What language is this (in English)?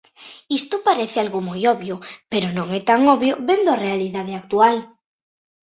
Galician